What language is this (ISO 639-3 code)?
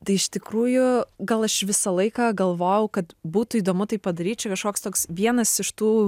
lit